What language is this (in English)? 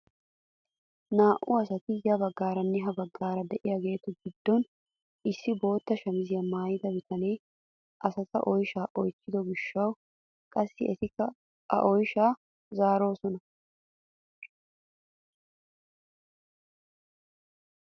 Wolaytta